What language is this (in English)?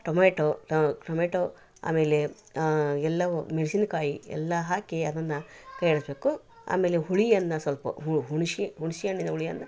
Kannada